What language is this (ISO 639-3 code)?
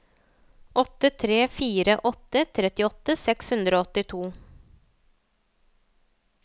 nor